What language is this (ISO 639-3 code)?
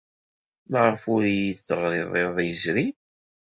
kab